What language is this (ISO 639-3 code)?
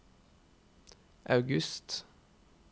nor